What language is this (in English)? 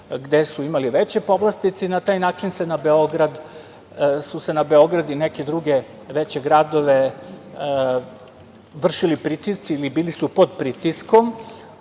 Serbian